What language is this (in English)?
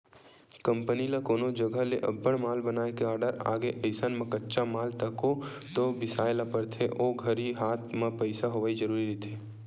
Chhattisgarhi